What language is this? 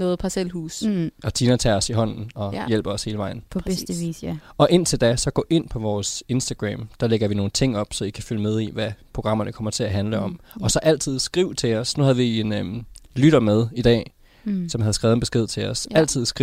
Danish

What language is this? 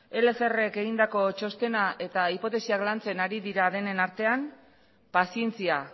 Basque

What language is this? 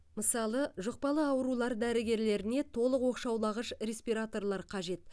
Kazakh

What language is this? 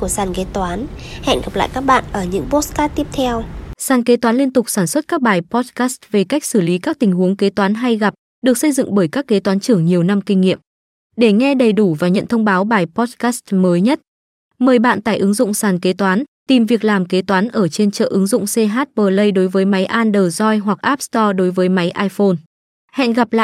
Vietnamese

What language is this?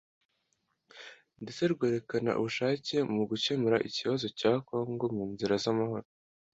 Kinyarwanda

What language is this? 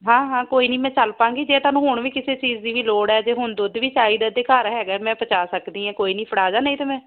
Punjabi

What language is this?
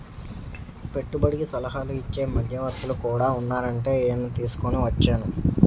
Telugu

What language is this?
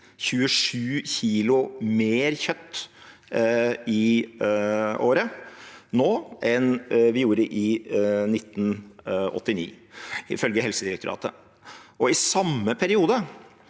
Norwegian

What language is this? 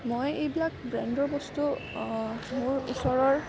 Assamese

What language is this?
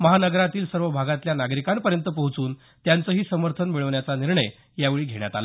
Marathi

